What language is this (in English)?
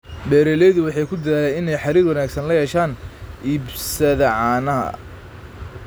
Somali